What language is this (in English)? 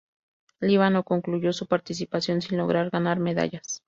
Spanish